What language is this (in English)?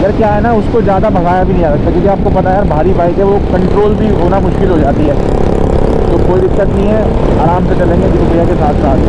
Hindi